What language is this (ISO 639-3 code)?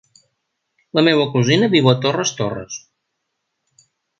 cat